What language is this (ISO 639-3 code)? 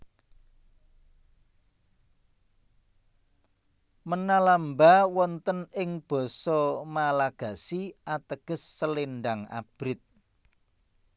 jav